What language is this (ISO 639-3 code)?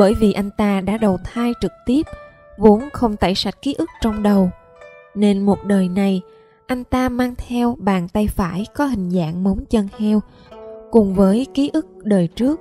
vie